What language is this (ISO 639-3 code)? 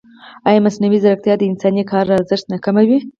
pus